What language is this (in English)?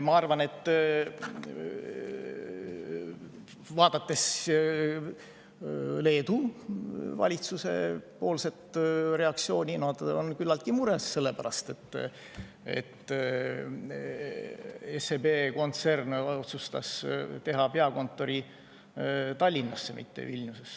Estonian